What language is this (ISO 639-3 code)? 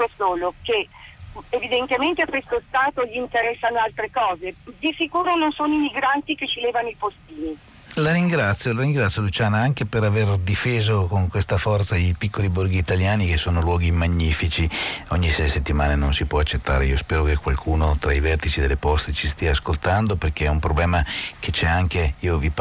ita